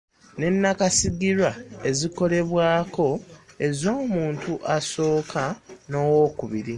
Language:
Ganda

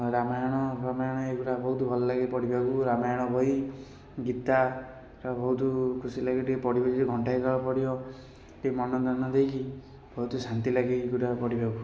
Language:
Odia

